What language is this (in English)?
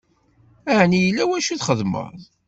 Kabyle